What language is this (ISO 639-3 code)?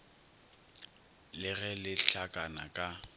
nso